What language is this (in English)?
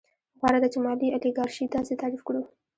Pashto